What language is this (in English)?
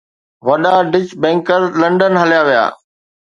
Sindhi